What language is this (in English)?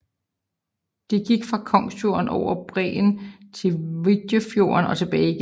Danish